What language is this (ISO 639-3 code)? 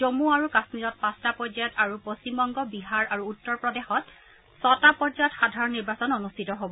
asm